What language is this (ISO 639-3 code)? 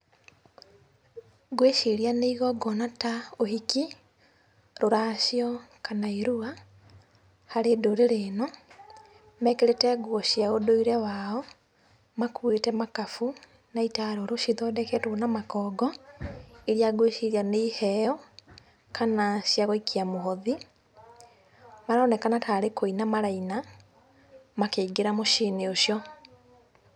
kik